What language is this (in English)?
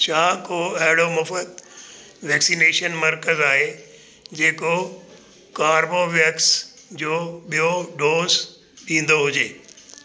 Sindhi